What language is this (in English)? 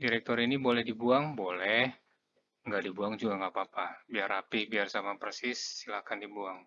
Indonesian